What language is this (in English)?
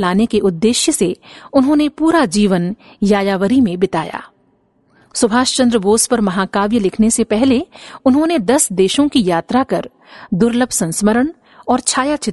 Hindi